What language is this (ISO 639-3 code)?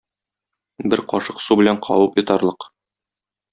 tat